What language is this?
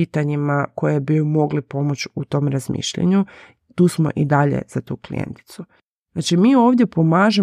Croatian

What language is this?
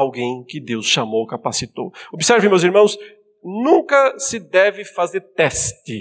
Portuguese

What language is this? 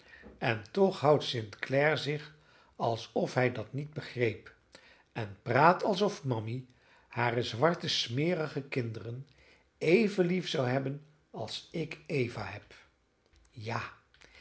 Dutch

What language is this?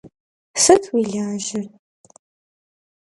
Kabardian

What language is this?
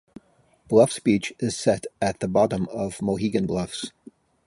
English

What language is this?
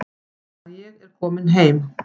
Icelandic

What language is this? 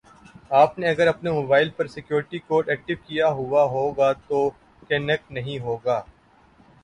Urdu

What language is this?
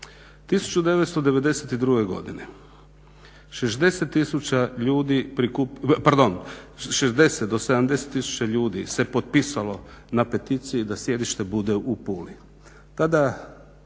Croatian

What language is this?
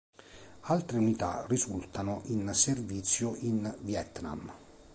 Italian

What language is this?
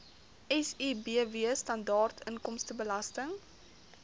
Afrikaans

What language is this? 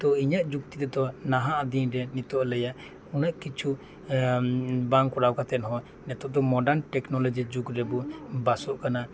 Santali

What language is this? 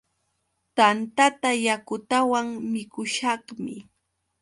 Yauyos Quechua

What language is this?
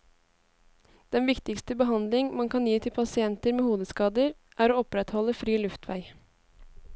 Norwegian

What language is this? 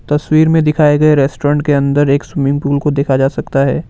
Hindi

